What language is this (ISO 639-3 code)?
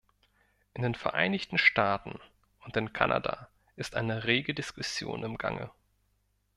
deu